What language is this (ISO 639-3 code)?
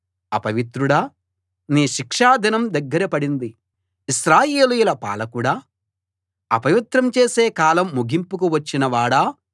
tel